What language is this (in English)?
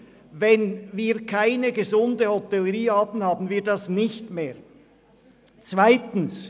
Swiss German